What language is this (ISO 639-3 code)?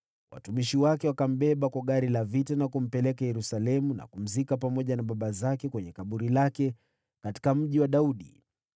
swa